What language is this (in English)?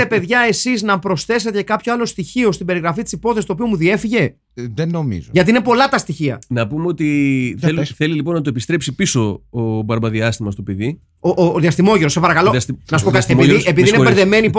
Greek